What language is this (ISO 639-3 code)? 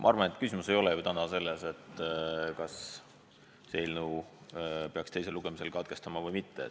est